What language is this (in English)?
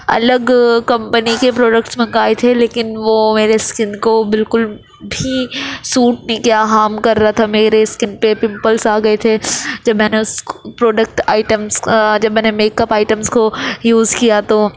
Urdu